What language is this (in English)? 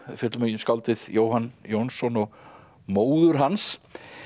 Icelandic